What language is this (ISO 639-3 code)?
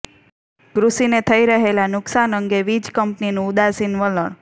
guj